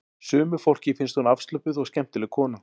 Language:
Icelandic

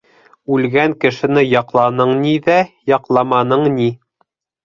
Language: Bashkir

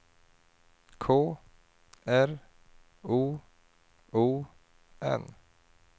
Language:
Swedish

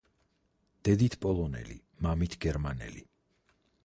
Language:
Georgian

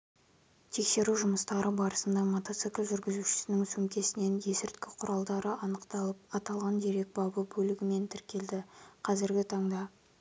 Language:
Kazakh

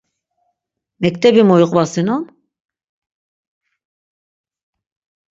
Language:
Laz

